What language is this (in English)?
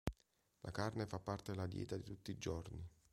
Italian